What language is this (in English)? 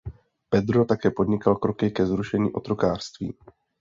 Czech